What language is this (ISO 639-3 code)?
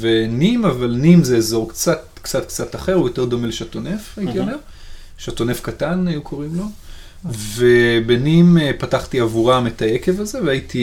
heb